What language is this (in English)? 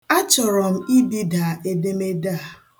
Igbo